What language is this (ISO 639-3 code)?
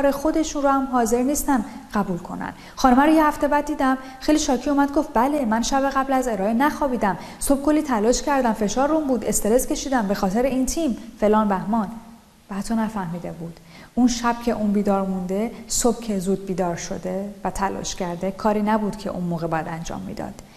fas